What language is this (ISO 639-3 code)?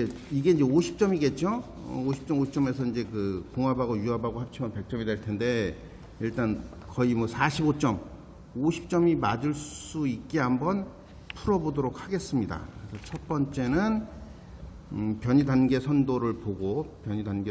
kor